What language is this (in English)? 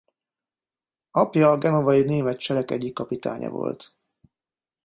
Hungarian